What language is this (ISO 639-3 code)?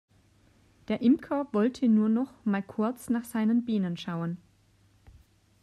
deu